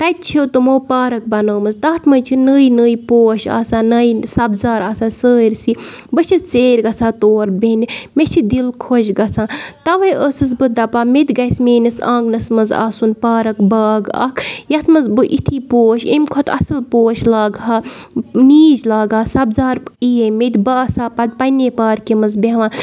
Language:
Kashmiri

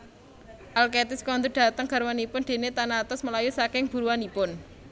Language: Javanese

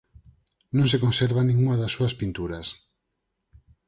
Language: Galician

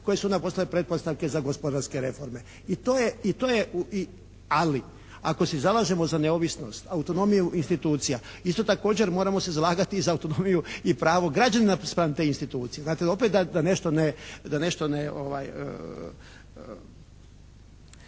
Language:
Croatian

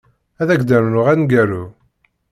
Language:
Kabyle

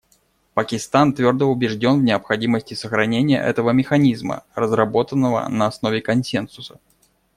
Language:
Russian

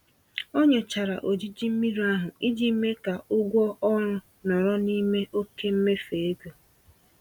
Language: Igbo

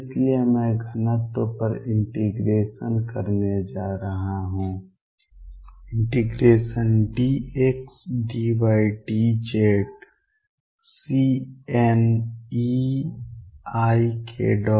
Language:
Hindi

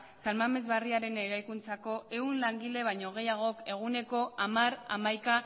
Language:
Basque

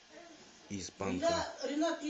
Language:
Russian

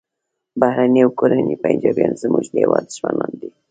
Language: Pashto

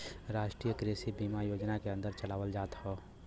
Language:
Bhojpuri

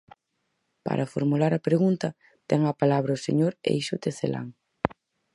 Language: Galician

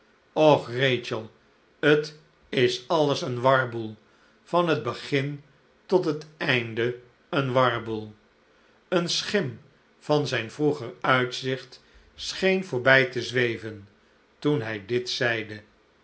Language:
Dutch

